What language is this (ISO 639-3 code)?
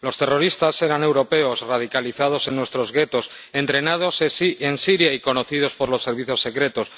spa